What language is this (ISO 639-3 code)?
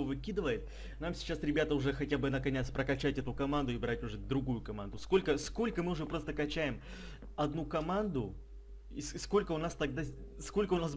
rus